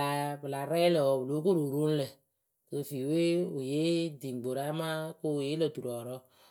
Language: Akebu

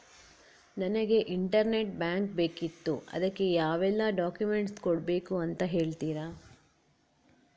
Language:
Kannada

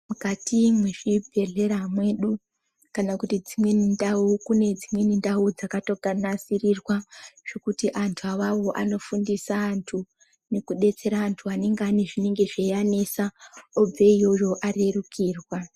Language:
Ndau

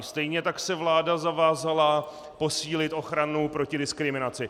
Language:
Czech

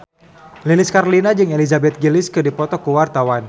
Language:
Sundanese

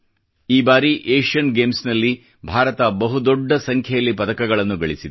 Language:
Kannada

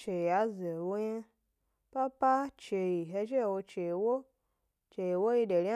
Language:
Gbari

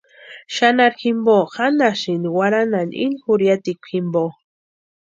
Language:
Western Highland Purepecha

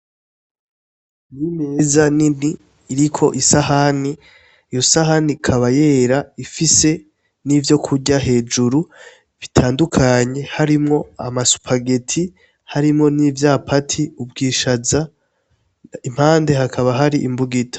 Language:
Rundi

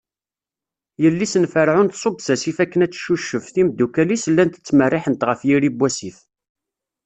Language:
Kabyle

